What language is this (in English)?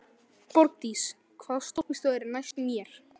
Icelandic